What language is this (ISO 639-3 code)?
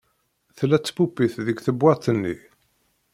kab